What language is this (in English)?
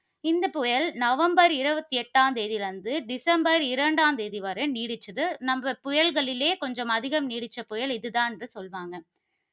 Tamil